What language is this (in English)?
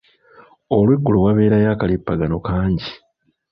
Ganda